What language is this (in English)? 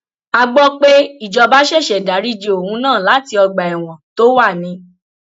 Yoruba